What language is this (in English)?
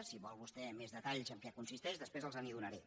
Catalan